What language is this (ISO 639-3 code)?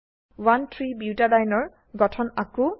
asm